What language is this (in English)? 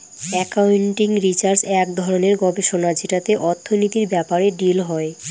Bangla